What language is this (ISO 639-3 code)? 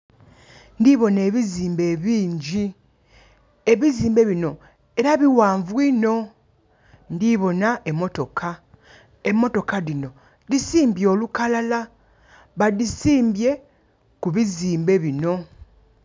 xog